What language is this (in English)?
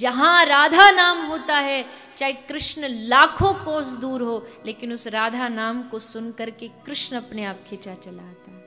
Hindi